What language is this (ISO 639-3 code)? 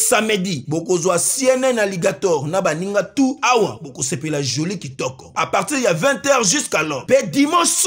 fra